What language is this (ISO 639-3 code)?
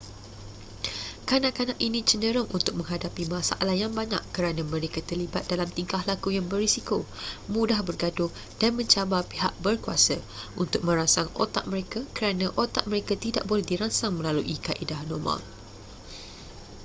msa